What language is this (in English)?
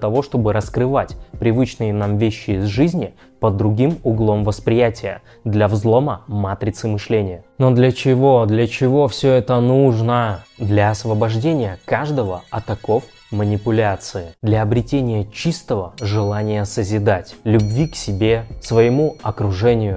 Russian